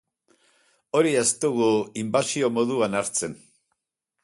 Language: Basque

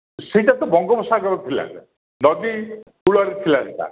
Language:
Odia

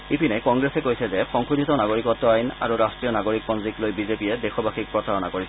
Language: Assamese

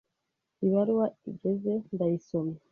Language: Kinyarwanda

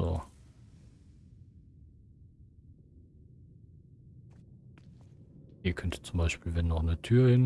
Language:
German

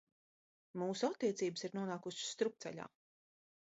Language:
Latvian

